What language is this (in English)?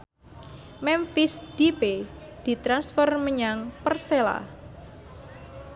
Javanese